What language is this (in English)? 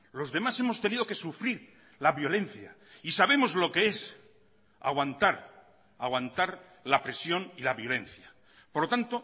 Spanish